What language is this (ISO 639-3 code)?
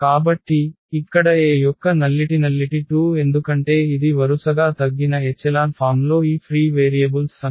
tel